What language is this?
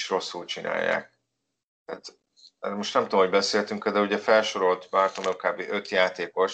Hungarian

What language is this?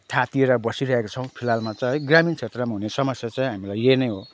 Nepali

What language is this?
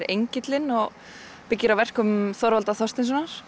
Icelandic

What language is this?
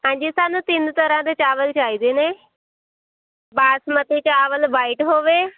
Punjabi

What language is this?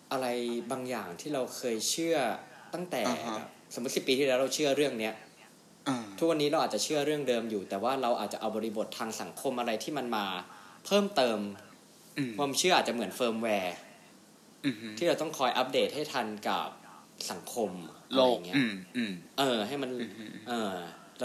Thai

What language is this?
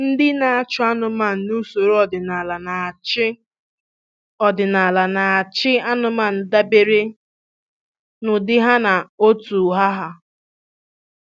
Igbo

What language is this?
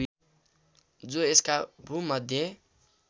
Nepali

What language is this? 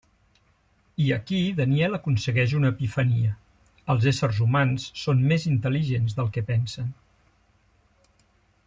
Catalan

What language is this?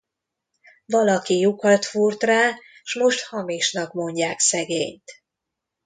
Hungarian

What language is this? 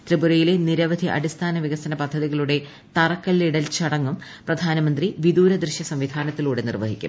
Malayalam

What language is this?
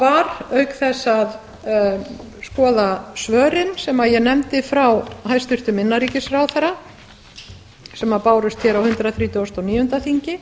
Icelandic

